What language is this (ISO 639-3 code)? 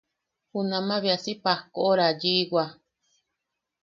yaq